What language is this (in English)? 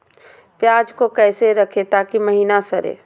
Magahi